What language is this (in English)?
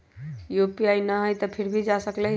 Magahi